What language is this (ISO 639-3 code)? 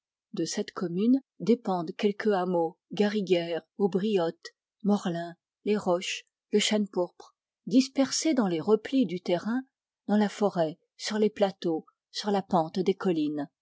fra